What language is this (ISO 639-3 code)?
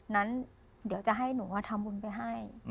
tha